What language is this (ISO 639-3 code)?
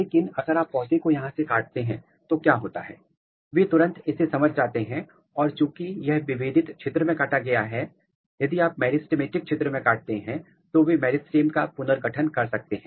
hin